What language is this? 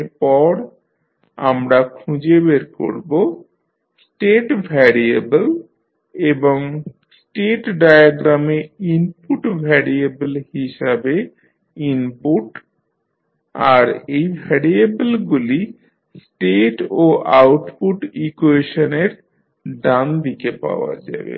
Bangla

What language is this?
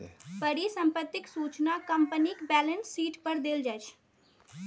Maithili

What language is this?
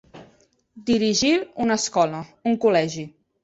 Catalan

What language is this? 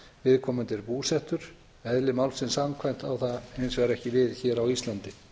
Icelandic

